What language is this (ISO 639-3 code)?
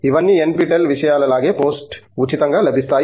tel